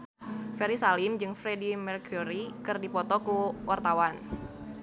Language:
Sundanese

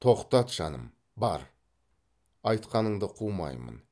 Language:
Kazakh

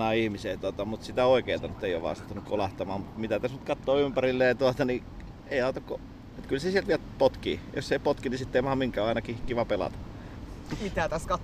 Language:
Finnish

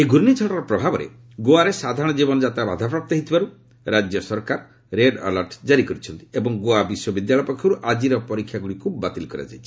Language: Odia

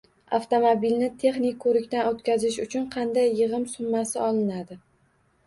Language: Uzbek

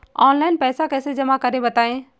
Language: Hindi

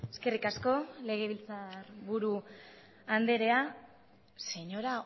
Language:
Basque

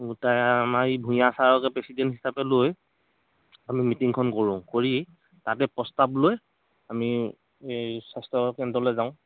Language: Assamese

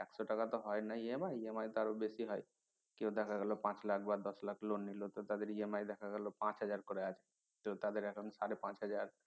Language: Bangla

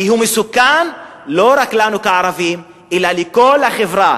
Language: Hebrew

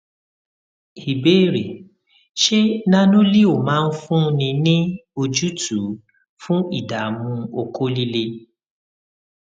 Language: Yoruba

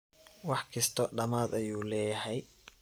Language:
Somali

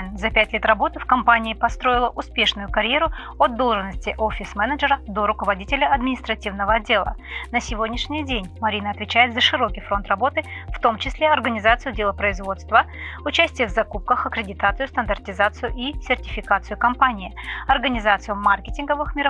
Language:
Russian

